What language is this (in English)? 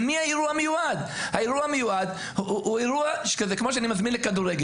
Hebrew